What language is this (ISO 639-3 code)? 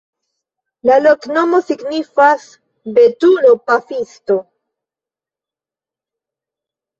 epo